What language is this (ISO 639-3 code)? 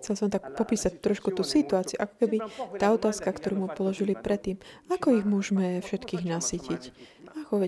slk